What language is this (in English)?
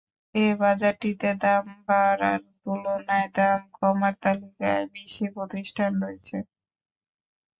Bangla